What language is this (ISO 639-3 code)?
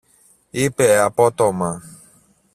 ell